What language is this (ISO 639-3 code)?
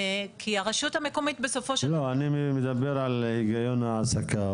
heb